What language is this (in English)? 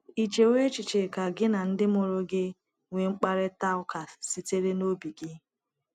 Igbo